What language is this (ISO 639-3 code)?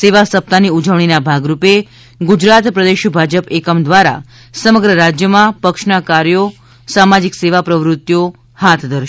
guj